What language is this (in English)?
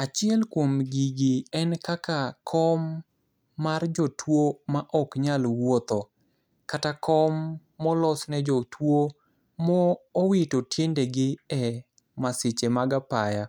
Luo (Kenya and Tanzania)